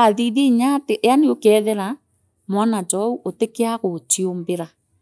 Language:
Meru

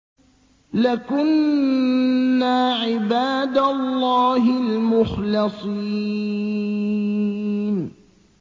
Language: Arabic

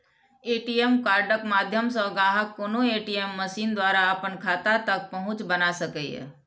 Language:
Maithili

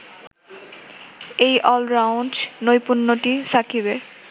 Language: Bangla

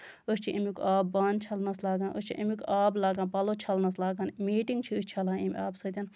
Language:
Kashmiri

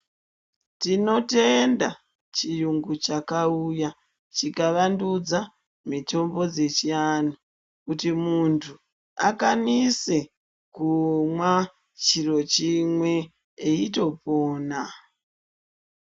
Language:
Ndau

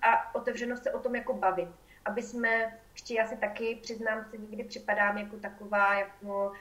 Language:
Czech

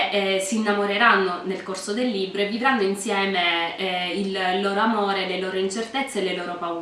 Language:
Italian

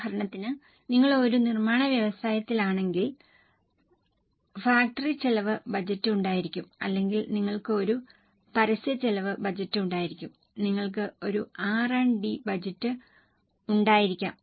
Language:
Malayalam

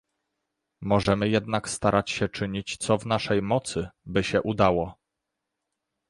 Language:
Polish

